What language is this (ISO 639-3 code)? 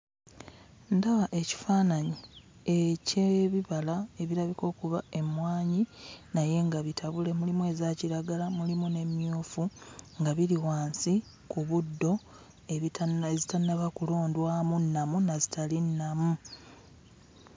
lug